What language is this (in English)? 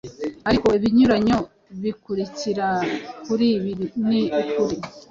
Kinyarwanda